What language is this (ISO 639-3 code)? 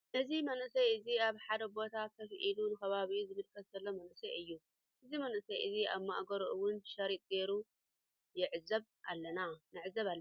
tir